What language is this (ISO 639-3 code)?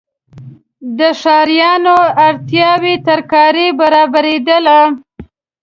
pus